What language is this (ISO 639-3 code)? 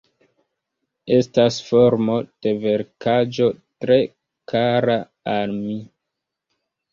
epo